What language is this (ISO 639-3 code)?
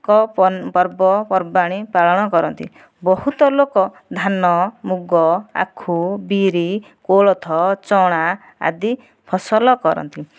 ori